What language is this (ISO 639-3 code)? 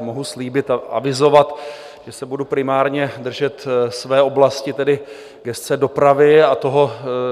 ces